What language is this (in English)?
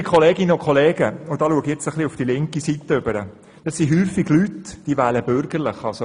Swiss German